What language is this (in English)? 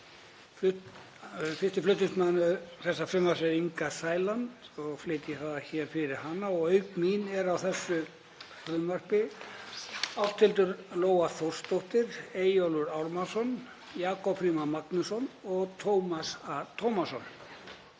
Icelandic